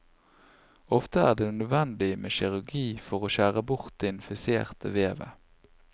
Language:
Norwegian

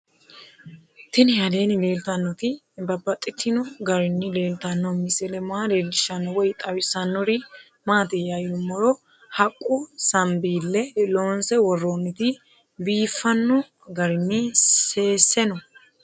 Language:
Sidamo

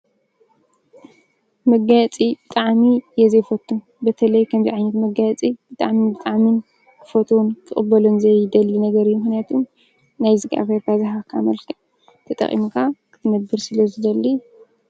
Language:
Tigrinya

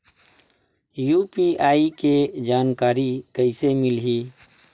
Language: Chhattisgarhi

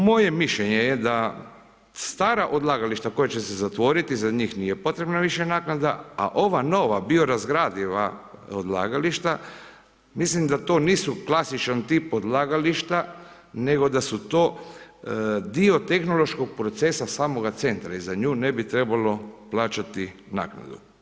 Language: Croatian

